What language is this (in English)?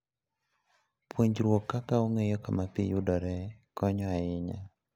Luo (Kenya and Tanzania)